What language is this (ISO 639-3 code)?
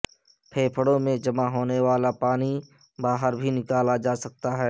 urd